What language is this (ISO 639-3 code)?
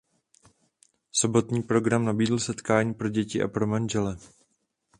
ces